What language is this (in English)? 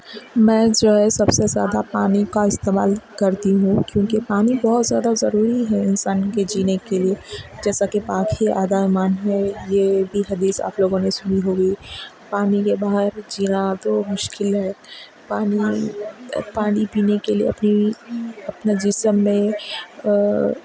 Urdu